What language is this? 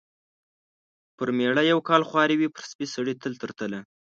Pashto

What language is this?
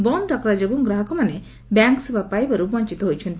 Odia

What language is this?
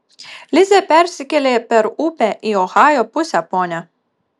Lithuanian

